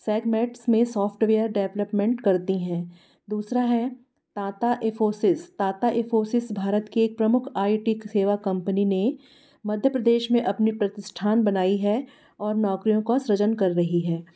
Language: Hindi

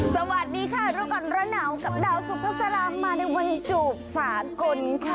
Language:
Thai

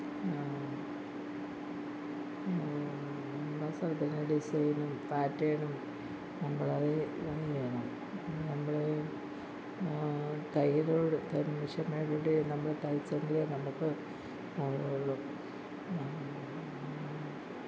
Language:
Malayalam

